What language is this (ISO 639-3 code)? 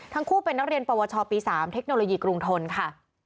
tha